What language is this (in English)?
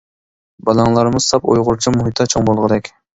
Uyghur